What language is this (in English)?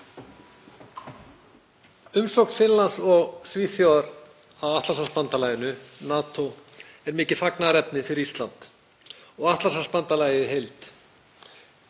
Icelandic